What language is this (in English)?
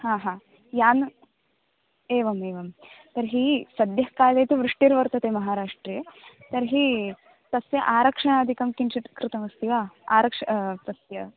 Sanskrit